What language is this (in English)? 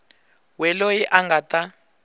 Tsonga